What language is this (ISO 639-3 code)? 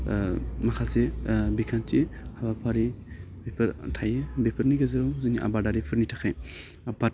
brx